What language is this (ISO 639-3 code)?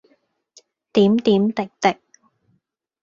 yue